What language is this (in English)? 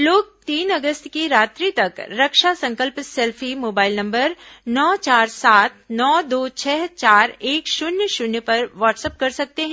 Hindi